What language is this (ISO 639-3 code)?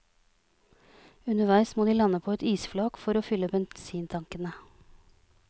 nor